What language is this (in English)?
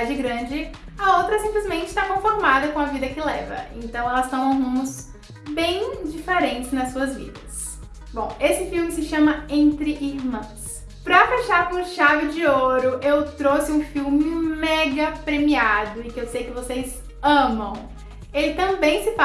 Portuguese